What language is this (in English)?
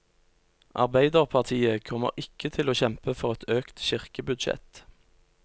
Norwegian